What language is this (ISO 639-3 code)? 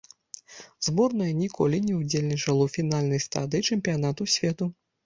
bel